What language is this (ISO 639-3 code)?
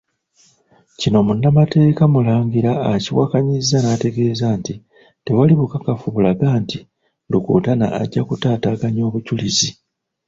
lug